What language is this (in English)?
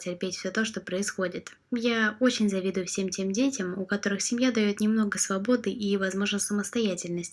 Russian